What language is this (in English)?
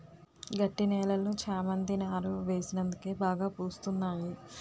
Telugu